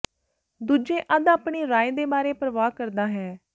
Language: Punjabi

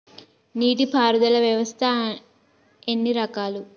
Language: Telugu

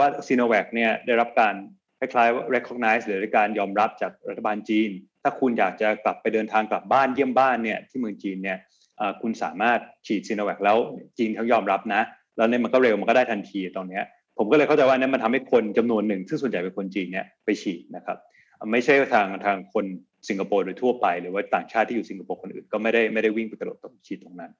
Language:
Thai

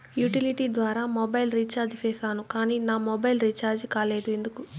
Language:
Telugu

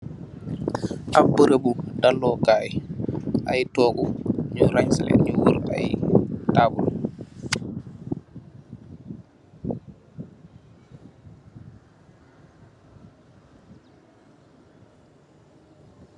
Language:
Wolof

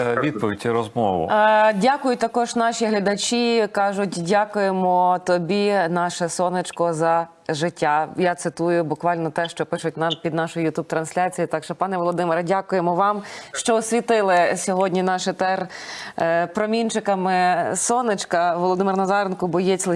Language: Ukrainian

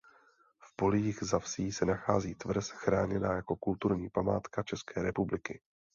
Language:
Czech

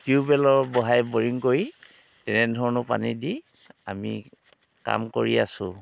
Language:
Assamese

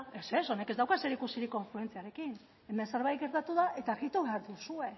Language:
Basque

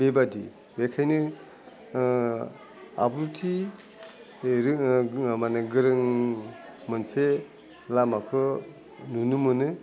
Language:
Bodo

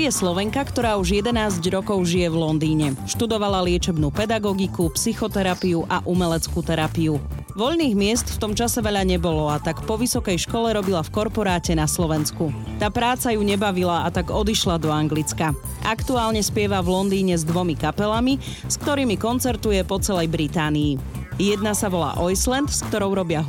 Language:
Slovak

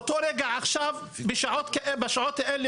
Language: Hebrew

